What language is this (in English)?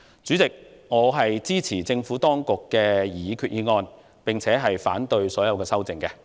Cantonese